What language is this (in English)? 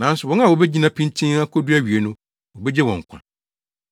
Akan